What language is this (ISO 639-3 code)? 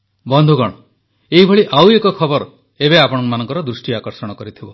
ori